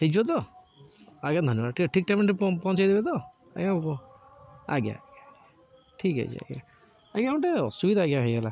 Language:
Odia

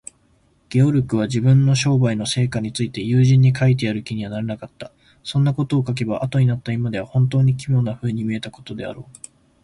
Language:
Japanese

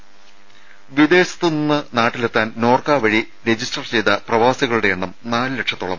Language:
Malayalam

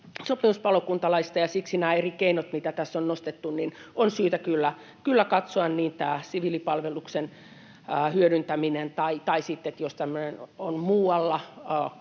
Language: Finnish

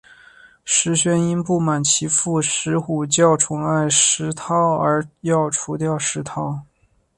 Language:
Chinese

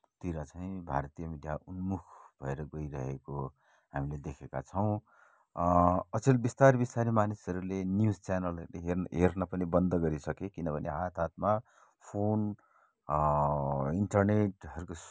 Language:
Nepali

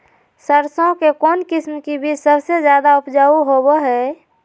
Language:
Magahi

